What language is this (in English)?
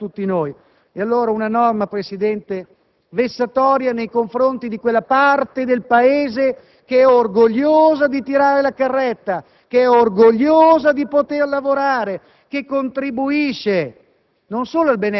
Italian